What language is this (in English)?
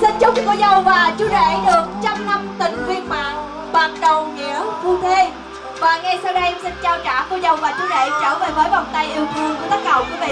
Vietnamese